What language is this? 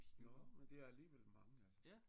Danish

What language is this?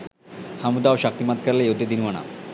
Sinhala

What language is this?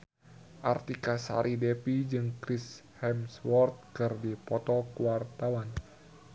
Sundanese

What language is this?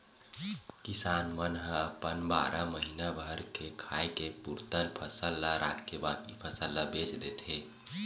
Chhattisgarhi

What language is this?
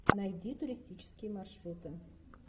Russian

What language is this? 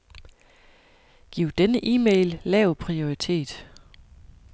Danish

